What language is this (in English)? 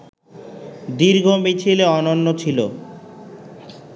Bangla